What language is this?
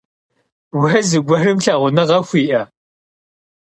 Kabardian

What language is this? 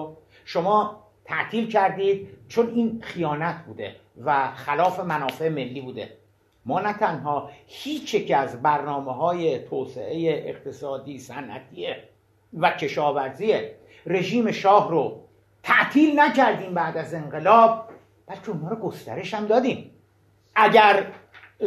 Persian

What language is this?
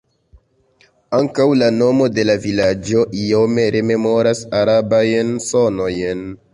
Esperanto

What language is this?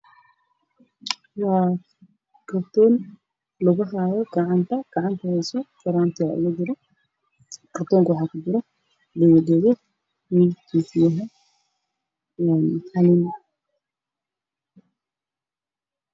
Somali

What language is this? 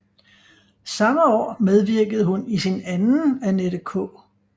Danish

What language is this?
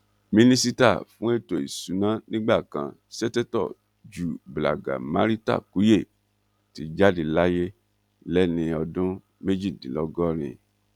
Yoruba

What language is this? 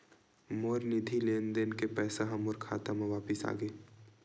Chhattisgarhi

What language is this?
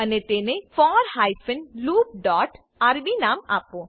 Gujarati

